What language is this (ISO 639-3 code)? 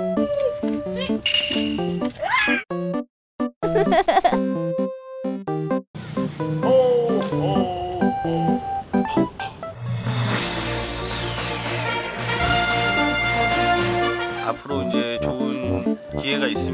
kor